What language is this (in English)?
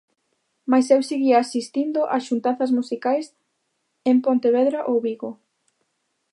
Galician